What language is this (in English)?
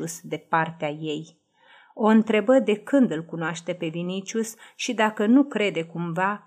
Romanian